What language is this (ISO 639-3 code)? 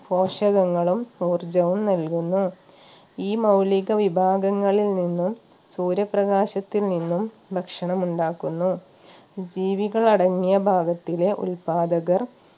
mal